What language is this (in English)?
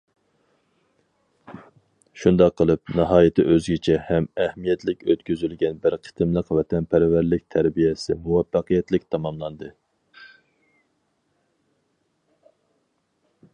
Uyghur